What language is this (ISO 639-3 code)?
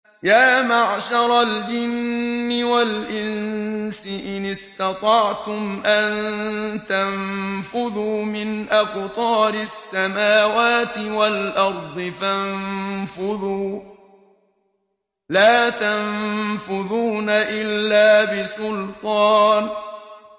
ara